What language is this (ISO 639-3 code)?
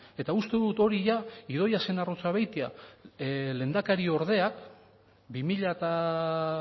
eus